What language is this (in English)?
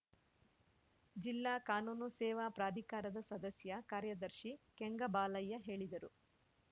Kannada